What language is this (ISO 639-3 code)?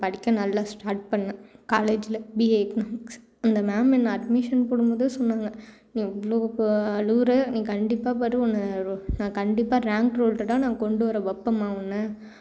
tam